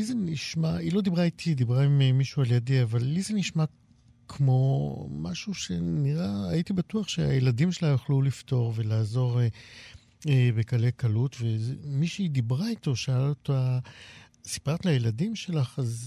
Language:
Hebrew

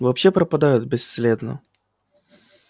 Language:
Russian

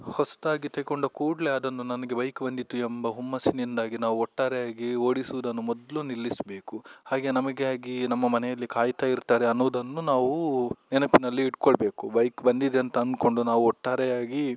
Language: Kannada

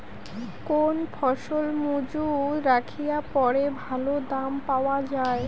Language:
Bangla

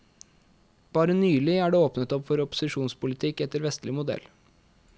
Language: Norwegian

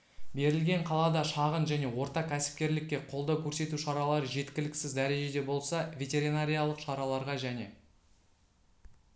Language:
Kazakh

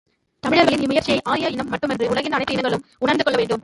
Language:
Tamil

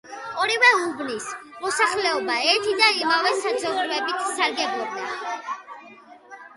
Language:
Georgian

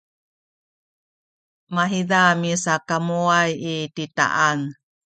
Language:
Sakizaya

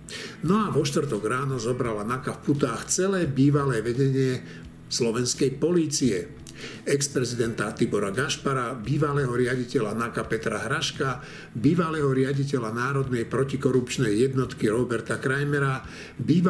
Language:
Slovak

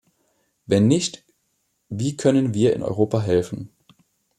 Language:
German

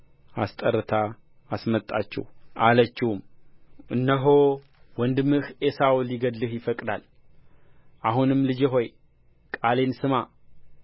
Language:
Amharic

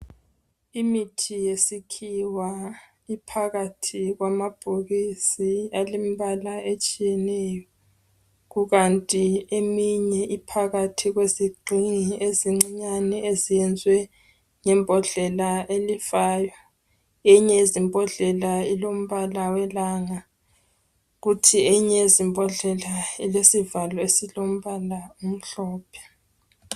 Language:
North Ndebele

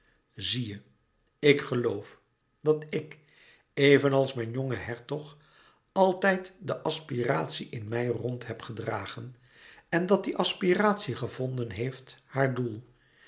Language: Dutch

